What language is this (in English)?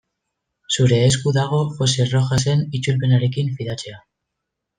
Basque